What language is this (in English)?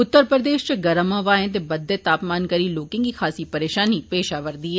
Dogri